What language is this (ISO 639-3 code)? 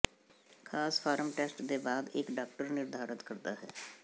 pan